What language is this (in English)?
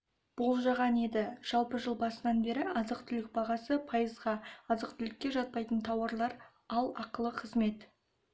Kazakh